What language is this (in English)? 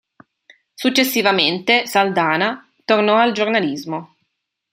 Italian